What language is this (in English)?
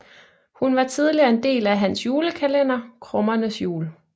Danish